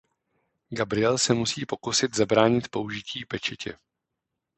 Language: Czech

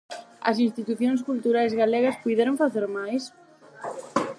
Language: Galician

